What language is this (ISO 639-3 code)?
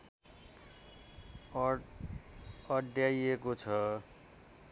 nep